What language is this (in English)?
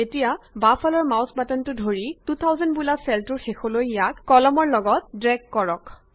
Assamese